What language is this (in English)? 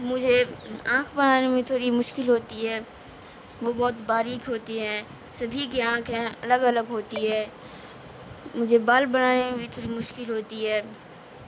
Urdu